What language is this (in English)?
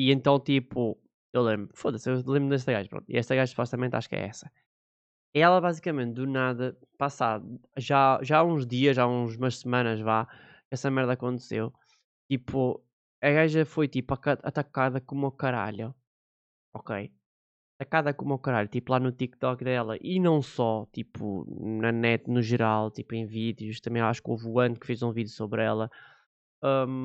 Portuguese